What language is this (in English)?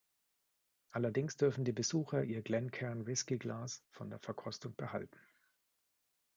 German